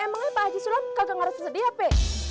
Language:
Indonesian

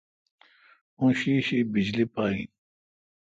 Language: Kalkoti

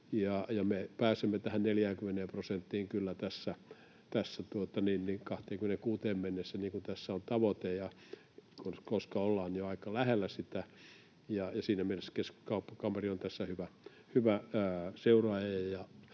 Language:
Finnish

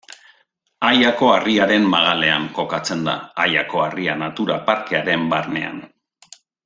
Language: Basque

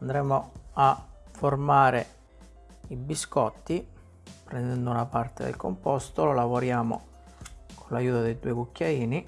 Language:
Italian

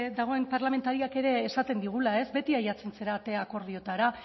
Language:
Basque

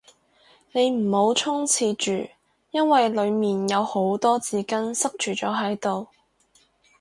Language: Cantonese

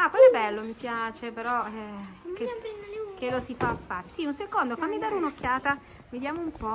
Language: Italian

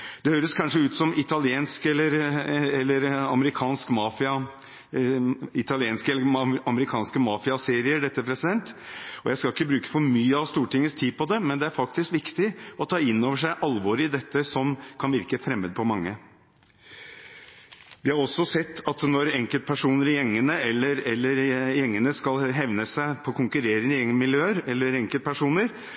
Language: Norwegian Bokmål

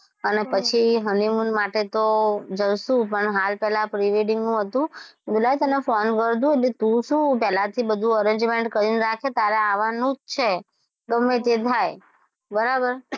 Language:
Gujarati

